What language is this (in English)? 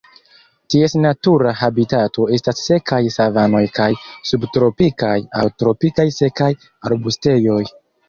Esperanto